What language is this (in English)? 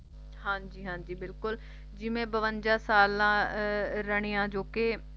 Punjabi